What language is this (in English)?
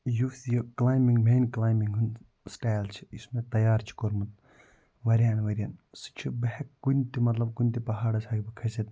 Kashmiri